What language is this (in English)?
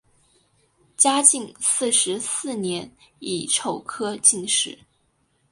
Chinese